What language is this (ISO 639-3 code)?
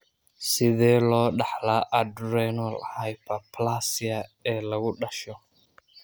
som